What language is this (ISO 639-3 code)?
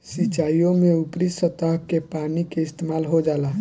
bho